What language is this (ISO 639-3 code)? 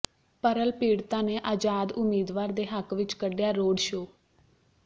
pan